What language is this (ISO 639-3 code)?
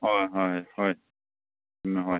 mni